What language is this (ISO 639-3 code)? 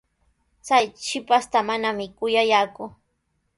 qws